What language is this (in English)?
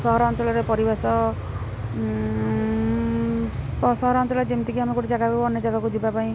Odia